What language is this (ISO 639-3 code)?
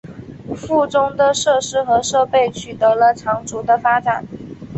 zho